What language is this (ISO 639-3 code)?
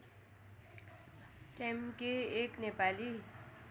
nep